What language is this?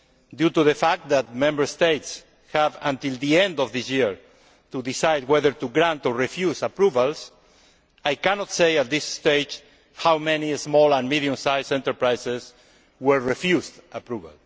English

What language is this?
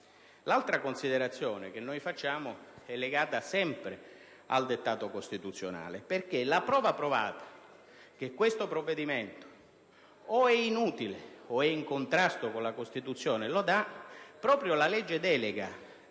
Italian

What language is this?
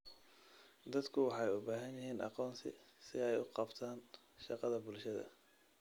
Somali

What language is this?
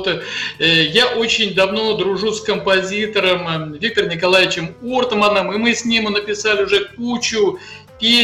Russian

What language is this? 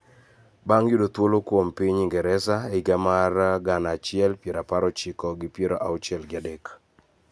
Luo (Kenya and Tanzania)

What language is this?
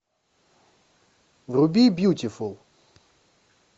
Russian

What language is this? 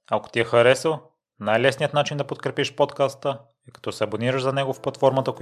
Bulgarian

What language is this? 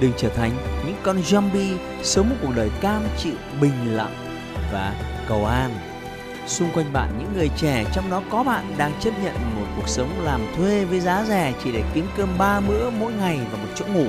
Vietnamese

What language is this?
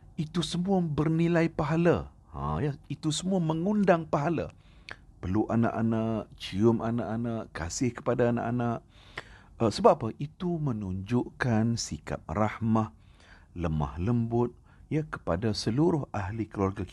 Malay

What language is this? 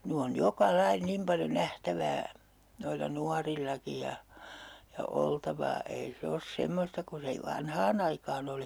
Finnish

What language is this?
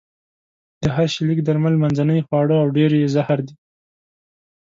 Pashto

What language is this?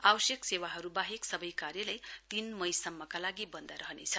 Nepali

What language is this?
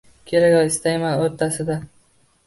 Uzbek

